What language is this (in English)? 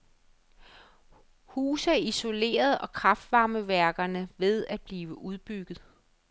Danish